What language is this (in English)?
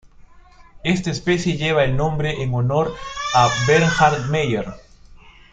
Spanish